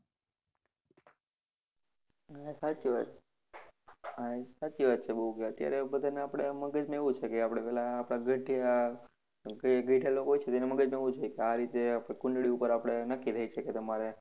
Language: Gujarati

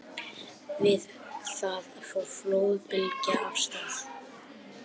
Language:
Icelandic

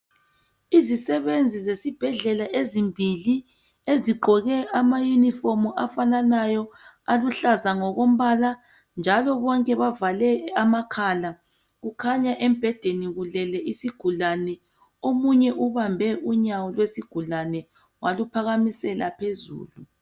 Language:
North Ndebele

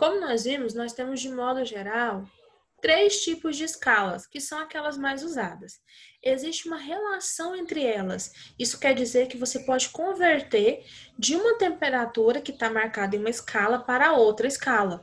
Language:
Portuguese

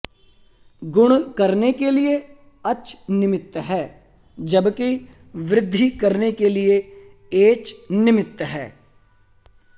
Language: Sanskrit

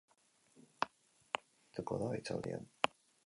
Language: Basque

